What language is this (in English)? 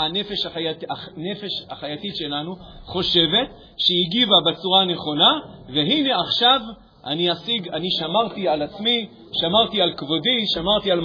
Hebrew